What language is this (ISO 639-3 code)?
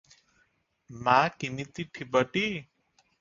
ori